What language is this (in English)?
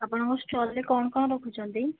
Odia